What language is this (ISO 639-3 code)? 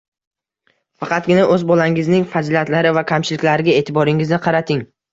uzb